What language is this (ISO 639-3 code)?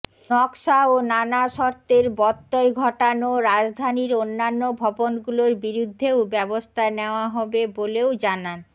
ben